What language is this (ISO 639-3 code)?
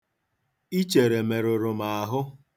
ibo